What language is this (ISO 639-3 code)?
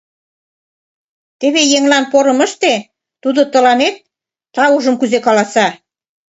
chm